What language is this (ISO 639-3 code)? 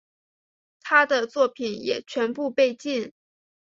zho